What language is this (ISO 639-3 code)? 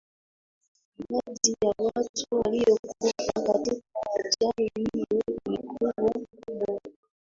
swa